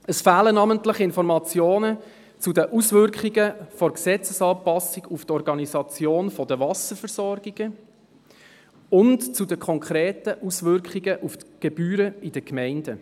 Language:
Swiss German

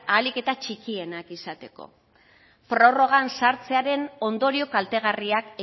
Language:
Basque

